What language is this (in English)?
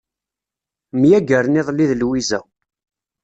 Kabyle